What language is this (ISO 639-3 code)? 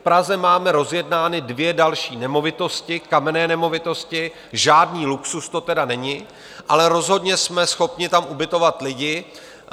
ces